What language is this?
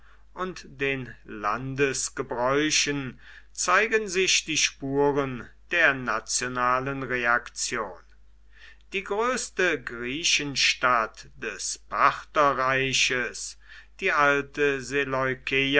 German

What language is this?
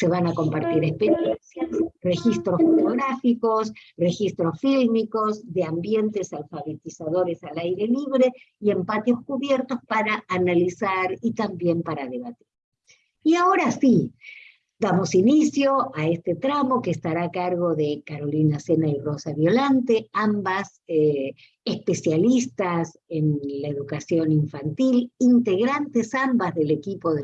Spanish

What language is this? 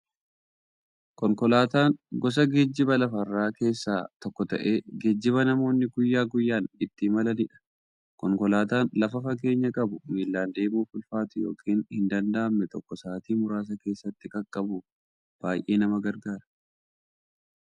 Oromo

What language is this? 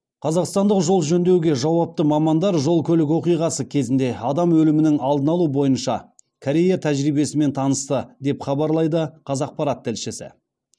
Kazakh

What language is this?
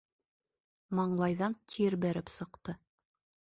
Bashkir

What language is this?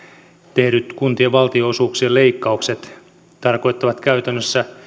Finnish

